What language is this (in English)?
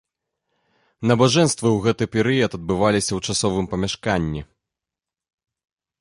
Belarusian